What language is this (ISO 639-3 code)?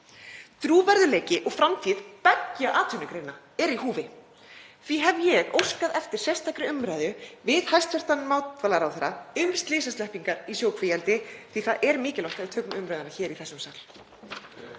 isl